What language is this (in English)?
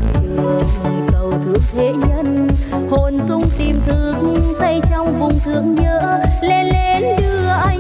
Vietnamese